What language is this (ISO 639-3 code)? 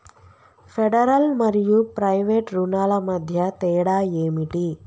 tel